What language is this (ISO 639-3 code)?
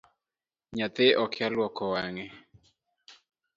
luo